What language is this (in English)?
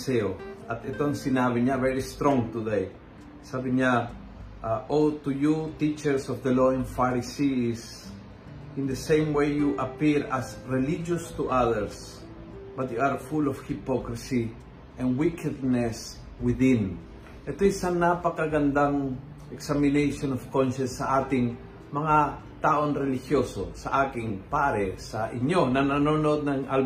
Filipino